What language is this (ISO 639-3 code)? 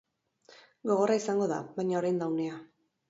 eus